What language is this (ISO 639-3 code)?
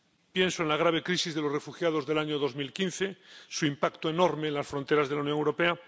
spa